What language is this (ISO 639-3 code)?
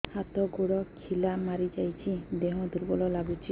ori